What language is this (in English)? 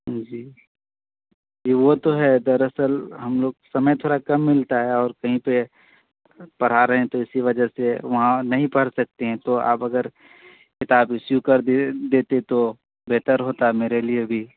Urdu